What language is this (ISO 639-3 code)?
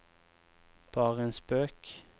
nor